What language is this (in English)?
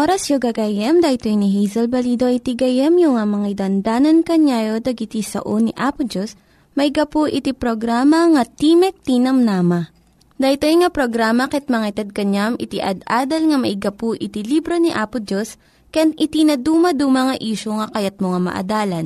Filipino